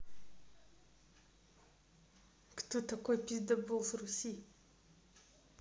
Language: Russian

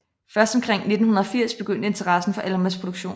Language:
Danish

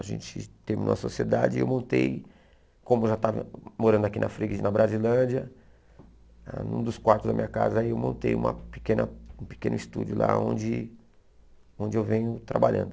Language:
Portuguese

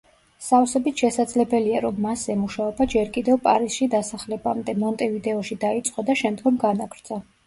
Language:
Georgian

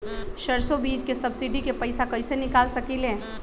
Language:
Magahi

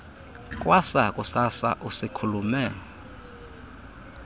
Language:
Xhosa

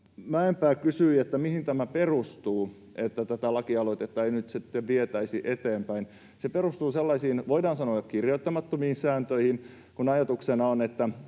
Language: Finnish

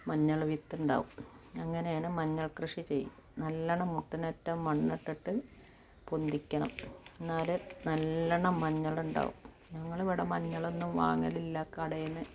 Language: Malayalam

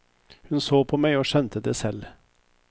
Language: Norwegian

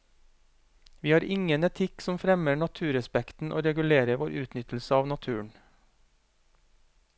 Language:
Norwegian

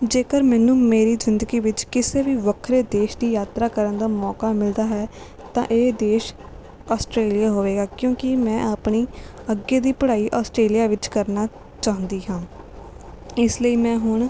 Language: Punjabi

